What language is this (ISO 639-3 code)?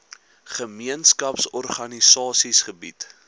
afr